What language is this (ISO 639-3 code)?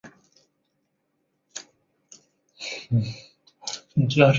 zho